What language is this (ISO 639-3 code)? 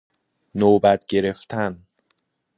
fas